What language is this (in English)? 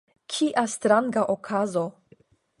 Esperanto